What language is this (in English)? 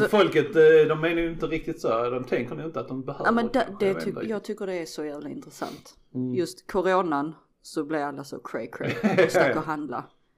Swedish